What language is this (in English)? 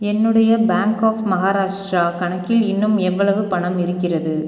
Tamil